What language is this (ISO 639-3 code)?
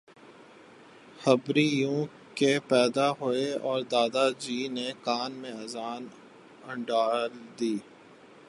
urd